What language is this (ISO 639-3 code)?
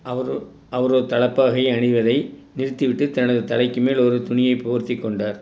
tam